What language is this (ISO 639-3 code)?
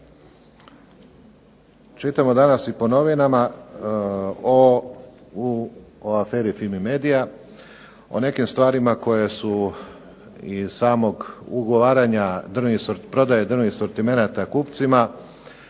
hrv